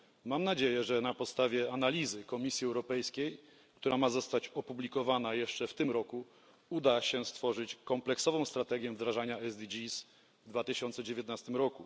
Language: Polish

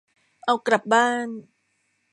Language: Thai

